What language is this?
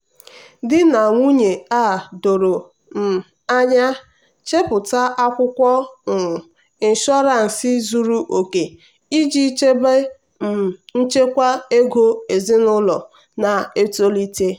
Igbo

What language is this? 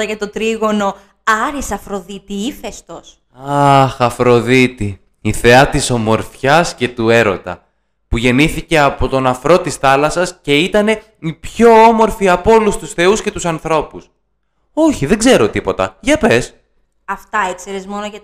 Greek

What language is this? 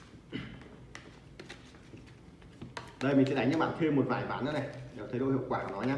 Vietnamese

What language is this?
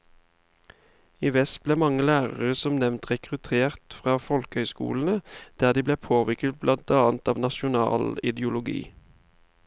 Norwegian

